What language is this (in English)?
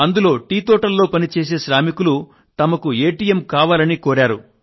Telugu